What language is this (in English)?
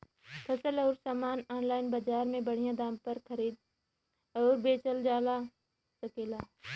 Bhojpuri